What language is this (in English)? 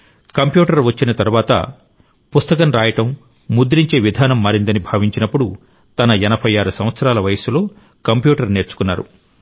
Telugu